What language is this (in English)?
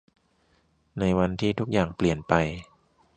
Thai